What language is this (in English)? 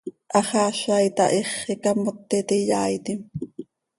Seri